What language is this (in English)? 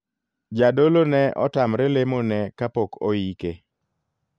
Luo (Kenya and Tanzania)